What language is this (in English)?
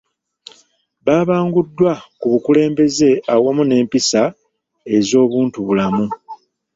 Ganda